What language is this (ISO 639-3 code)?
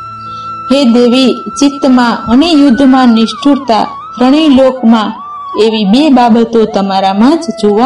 guj